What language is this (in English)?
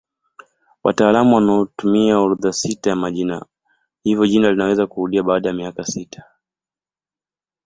Swahili